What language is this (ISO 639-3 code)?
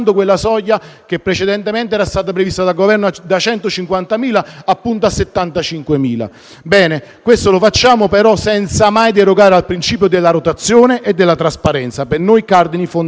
ita